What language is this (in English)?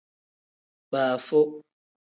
Tem